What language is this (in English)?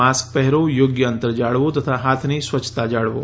Gujarati